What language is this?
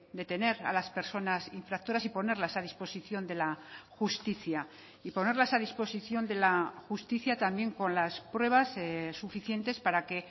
Spanish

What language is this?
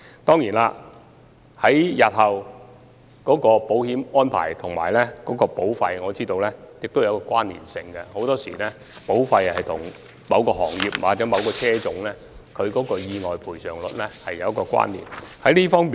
Cantonese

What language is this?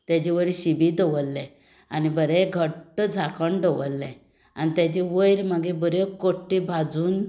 Konkani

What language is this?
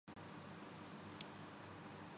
Urdu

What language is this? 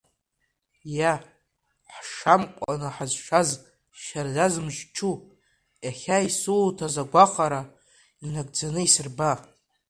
Abkhazian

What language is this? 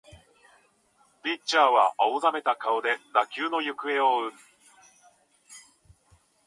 Japanese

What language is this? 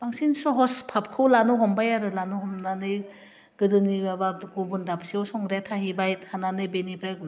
Bodo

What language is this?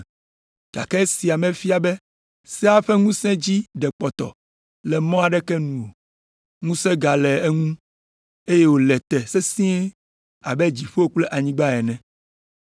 Ewe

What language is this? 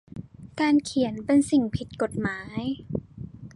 Thai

